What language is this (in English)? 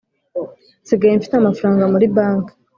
Kinyarwanda